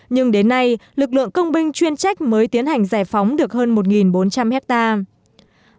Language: Vietnamese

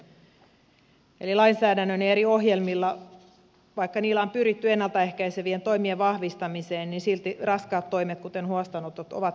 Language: Finnish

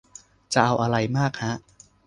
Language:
Thai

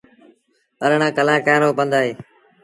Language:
Sindhi Bhil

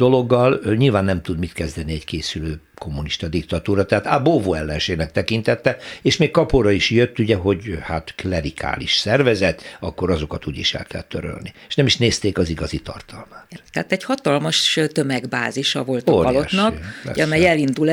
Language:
Hungarian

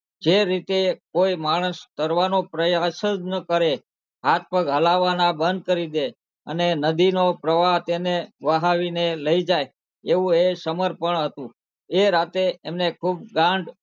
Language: Gujarati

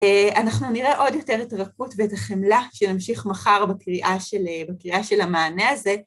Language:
Hebrew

